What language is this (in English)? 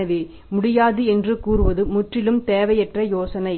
Tamil